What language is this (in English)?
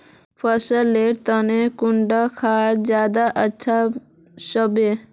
Magahi